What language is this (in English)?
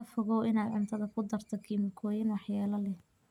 Somali